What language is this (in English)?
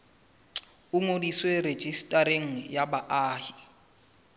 Southern Sotho